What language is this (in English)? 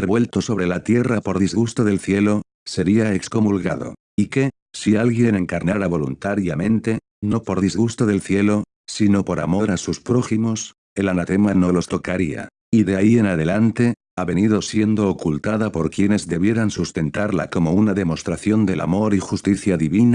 Spanish